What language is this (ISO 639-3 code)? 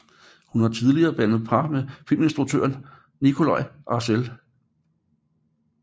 dan